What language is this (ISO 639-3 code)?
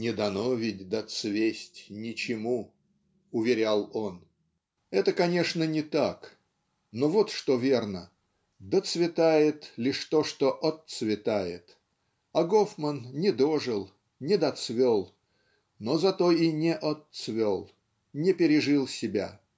rus